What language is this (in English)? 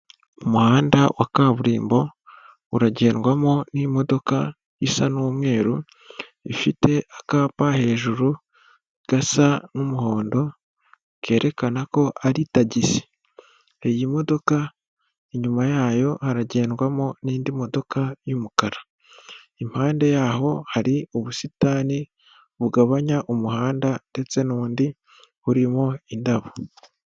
Kinyarwanda